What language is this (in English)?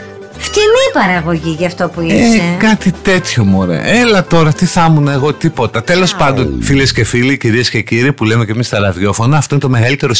Greek